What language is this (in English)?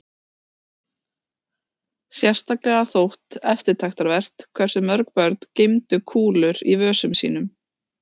Icelandic